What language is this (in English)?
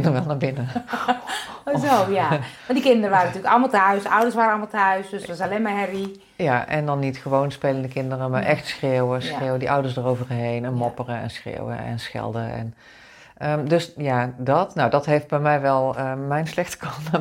Dutch